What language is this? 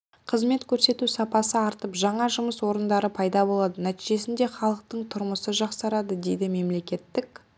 Kazakh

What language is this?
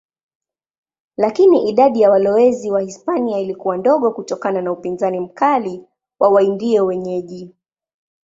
Swahili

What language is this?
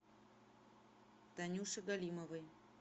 Russian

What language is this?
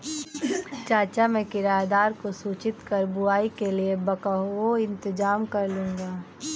Hindi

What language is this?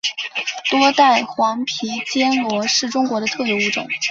Chinese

